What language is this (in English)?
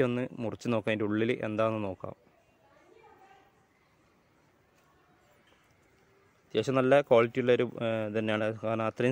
Malayalam